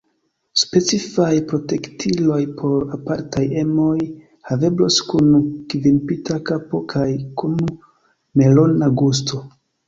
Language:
Esperanto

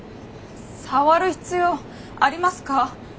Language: Japanese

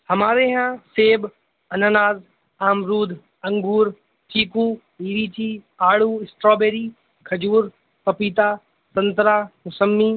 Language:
Urdu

